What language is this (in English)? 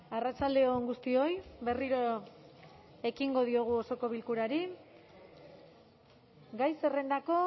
Basque